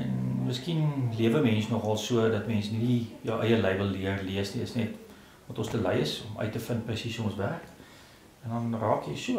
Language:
Dutch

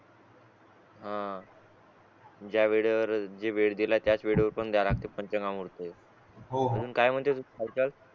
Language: Marathi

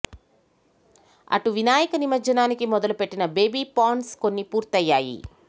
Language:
Telugu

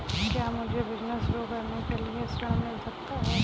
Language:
Hindi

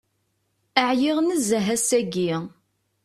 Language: Kabyle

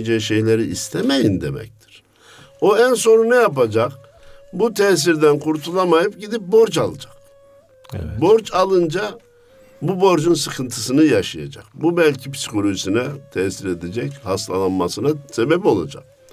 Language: Turkish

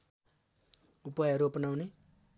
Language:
Nepali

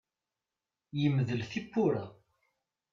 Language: Kabyle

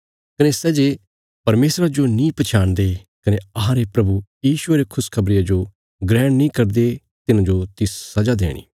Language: Bilaspuri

